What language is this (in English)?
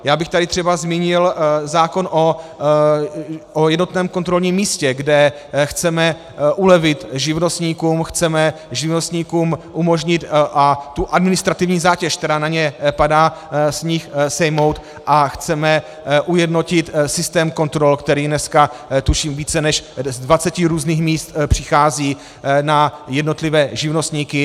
Czech